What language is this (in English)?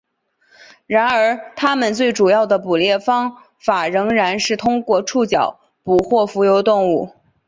Chinese